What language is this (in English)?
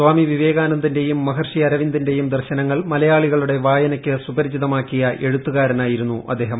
Malayalam